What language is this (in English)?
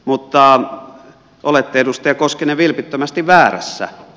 Finnish